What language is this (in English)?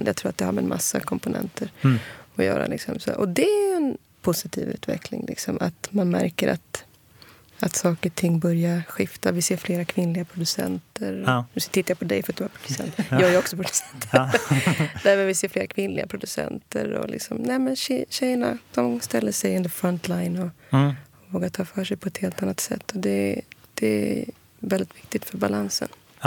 Swedish